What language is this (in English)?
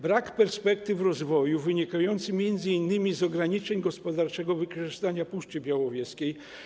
Polish